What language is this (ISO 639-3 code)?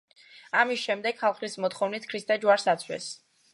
kat